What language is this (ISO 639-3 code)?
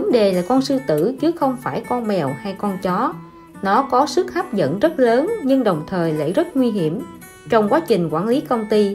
vie